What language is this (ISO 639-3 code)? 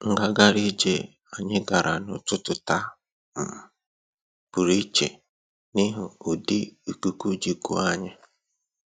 ibo